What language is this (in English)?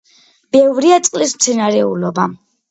Georgian